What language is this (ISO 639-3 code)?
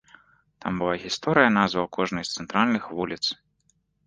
bel